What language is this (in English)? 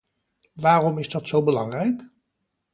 Dutch